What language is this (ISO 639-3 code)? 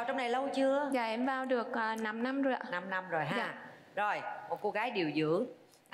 vie